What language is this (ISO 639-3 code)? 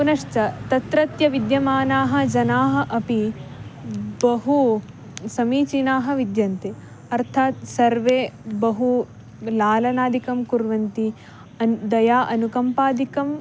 san